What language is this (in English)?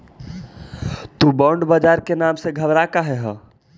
Magahi